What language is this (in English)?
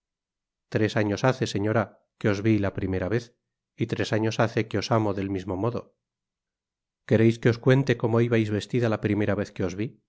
Spanish